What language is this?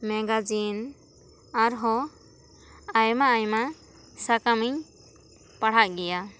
Santali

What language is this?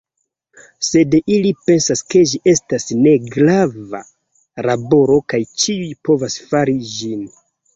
Esperanto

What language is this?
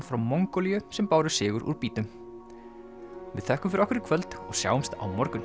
Icelandic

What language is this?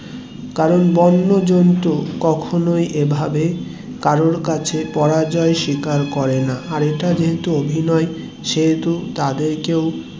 Bangla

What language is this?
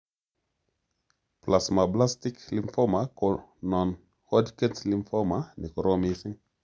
Kalenjin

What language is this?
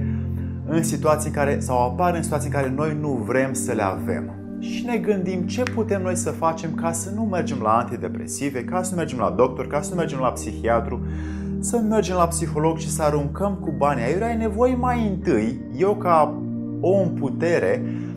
Romanian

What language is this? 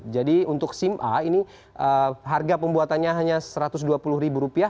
Indonesian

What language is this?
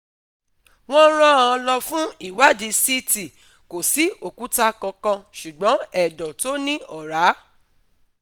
Yoruba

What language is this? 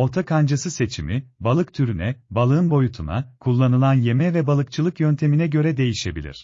Turkish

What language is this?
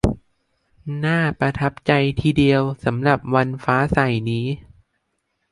Thai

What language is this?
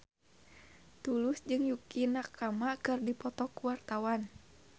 Sundanese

